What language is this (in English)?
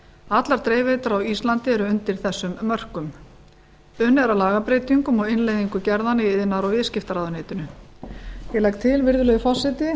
Icelandic